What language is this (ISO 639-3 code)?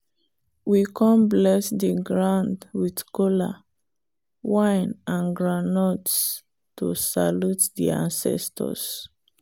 pcm